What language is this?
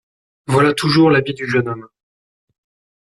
French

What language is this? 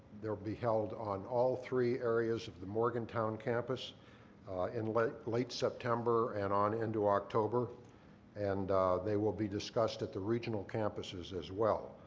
English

